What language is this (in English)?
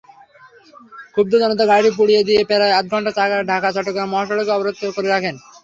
Bangla